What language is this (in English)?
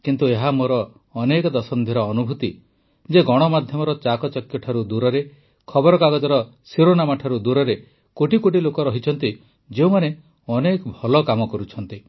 Odia